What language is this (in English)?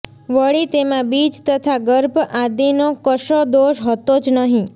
Gujarati